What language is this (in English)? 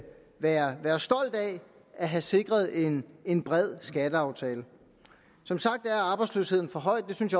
Danish